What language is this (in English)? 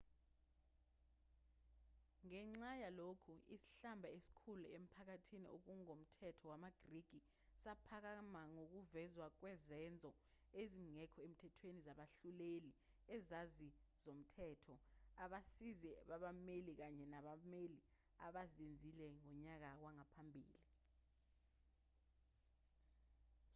Zulu